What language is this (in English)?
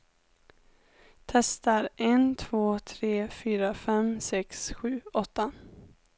Swedish